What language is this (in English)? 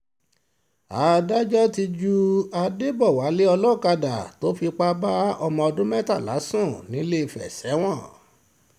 Yoruba